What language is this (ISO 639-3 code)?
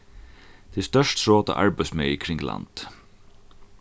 fao